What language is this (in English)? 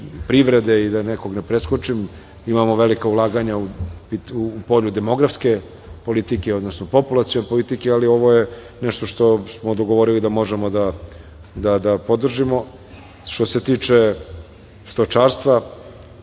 Serbian